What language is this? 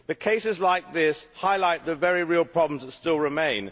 English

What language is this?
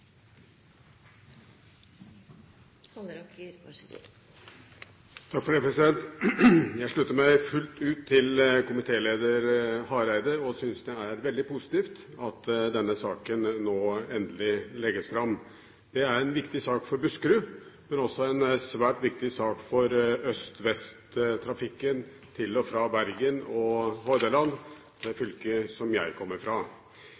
Norwegian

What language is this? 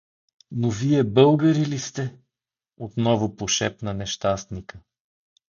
Bulgarian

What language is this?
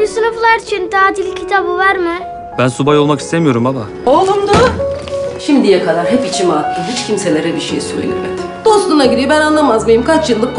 Turkish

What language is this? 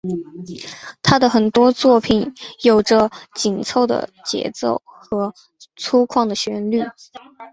Chinese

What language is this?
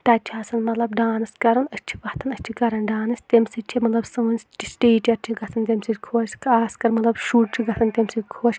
Kashmiri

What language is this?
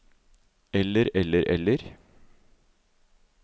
Norwegian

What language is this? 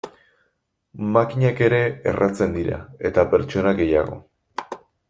Basque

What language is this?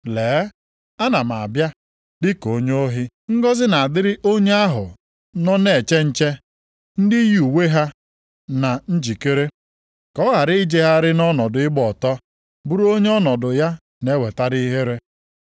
Igbo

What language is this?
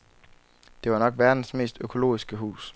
Danish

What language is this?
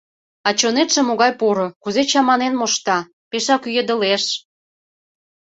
Mari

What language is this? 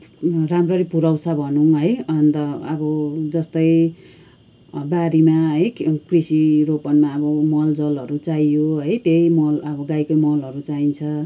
Nepali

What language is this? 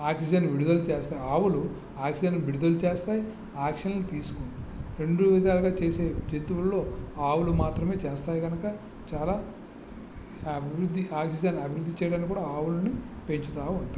Telugu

